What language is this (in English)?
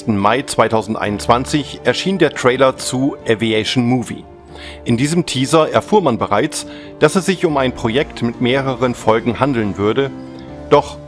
German